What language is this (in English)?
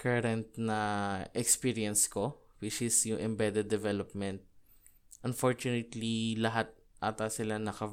Filipino